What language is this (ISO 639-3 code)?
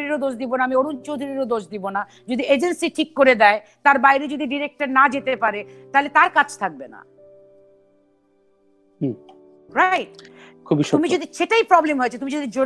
hin